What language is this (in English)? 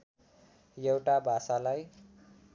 Nepali